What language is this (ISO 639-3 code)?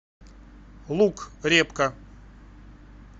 rus